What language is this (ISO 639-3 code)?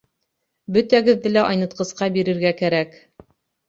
bak